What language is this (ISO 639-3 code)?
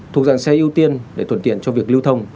vie